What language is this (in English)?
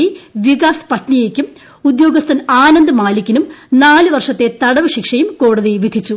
Malayalam